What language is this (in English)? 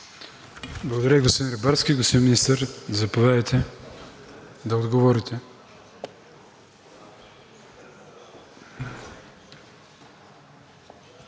Bulgarian